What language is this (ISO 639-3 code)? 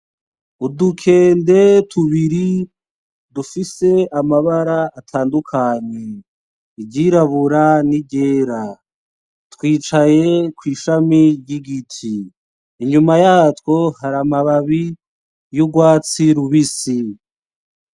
run